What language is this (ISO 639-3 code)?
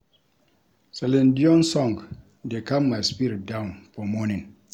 pcm